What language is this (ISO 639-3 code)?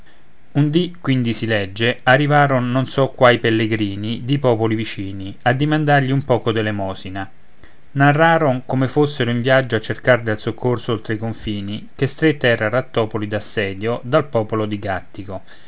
ita